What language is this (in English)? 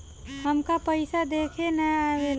Bhojpuri